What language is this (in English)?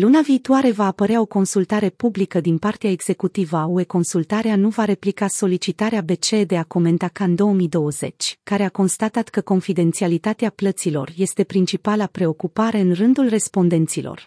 Romanian